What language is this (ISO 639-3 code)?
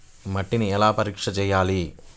tel